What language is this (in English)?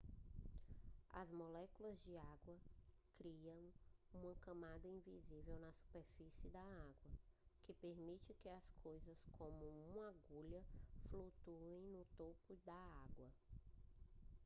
Portuguese